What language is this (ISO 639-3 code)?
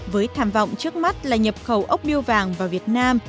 vie